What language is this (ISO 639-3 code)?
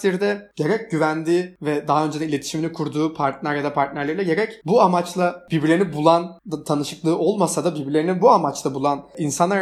tur